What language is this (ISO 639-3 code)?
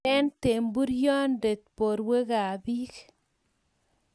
kln